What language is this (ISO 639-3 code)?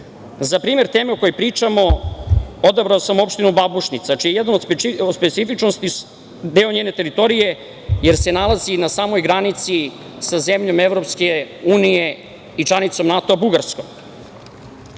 srp